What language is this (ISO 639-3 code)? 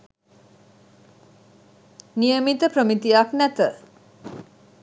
sin